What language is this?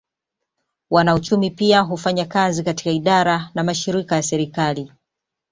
Swahili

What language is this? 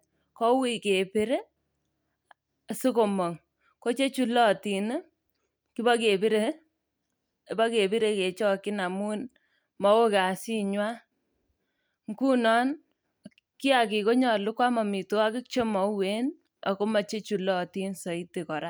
Kalenjin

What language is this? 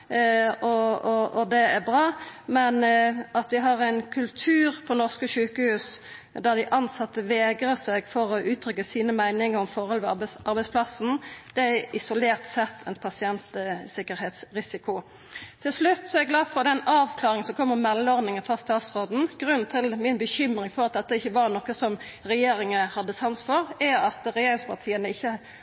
Norwegian Nynorsk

